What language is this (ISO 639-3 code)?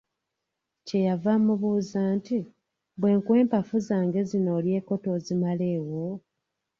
lug